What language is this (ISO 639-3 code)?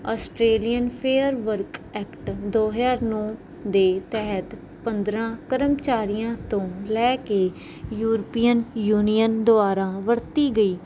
pan